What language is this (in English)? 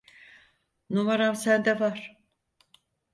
Turkish